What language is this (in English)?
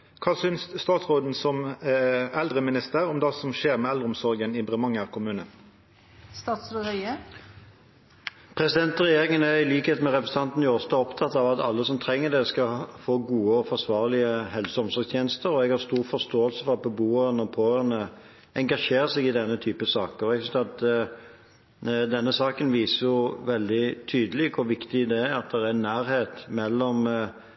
Norwegian